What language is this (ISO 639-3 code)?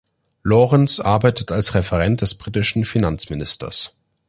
deu